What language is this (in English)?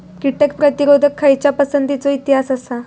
Marathi